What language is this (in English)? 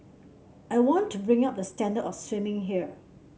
English